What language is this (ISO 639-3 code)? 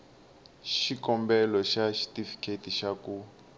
tso